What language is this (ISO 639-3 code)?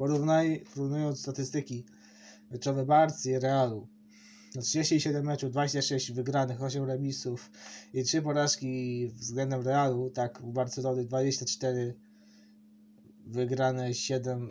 pol